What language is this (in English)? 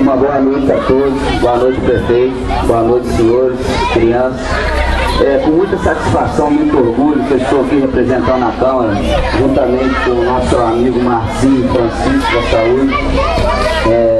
Portuguese